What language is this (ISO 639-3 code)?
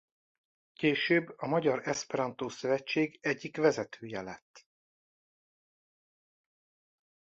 hun